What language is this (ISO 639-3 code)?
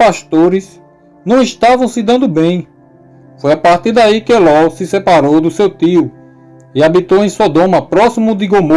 por